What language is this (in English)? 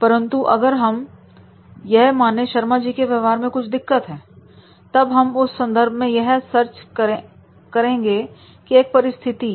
Hindi